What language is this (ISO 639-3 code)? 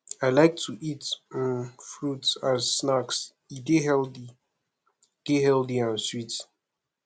pcm